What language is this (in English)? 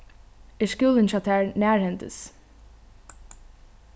Faroese